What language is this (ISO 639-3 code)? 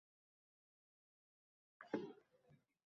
uzb